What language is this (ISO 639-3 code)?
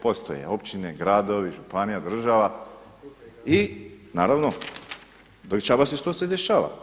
hrv